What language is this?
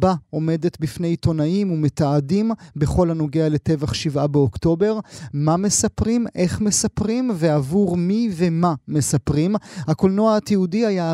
Hebrew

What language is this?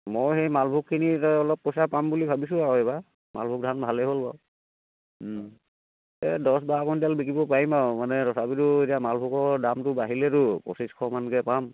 Assamese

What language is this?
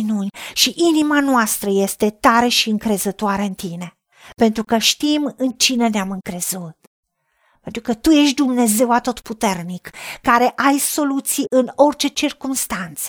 Romanian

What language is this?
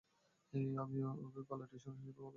Bangla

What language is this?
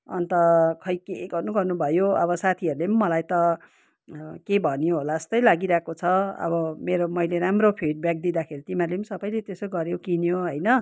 Nepali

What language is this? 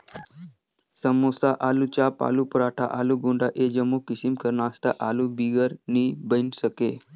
Chhattisgarhi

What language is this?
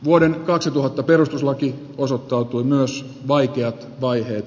Finnish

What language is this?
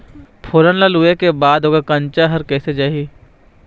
Chhattisgarhi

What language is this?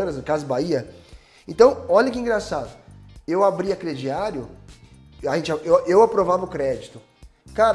Portuguese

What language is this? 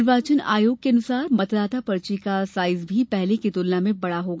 Hindi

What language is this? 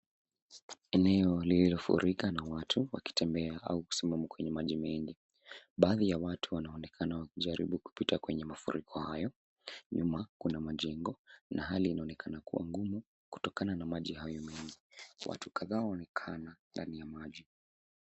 Swahili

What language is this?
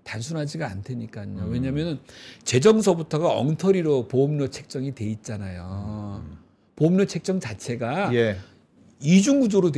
Korean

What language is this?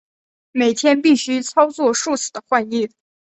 Chinese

